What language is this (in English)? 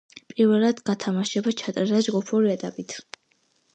Georgian